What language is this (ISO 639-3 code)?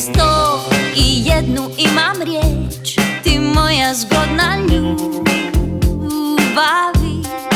hrv